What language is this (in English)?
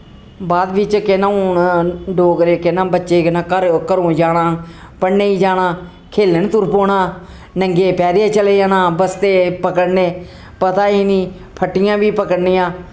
Dogri